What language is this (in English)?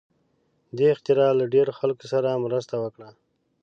Pashto